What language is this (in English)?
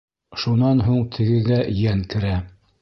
Bashkir